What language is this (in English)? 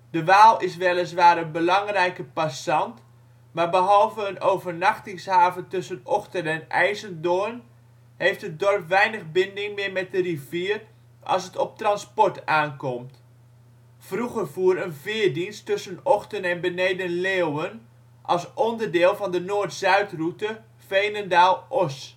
Dutch